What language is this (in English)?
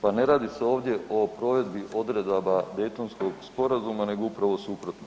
Croatian